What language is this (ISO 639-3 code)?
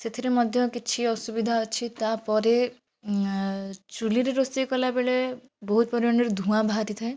ori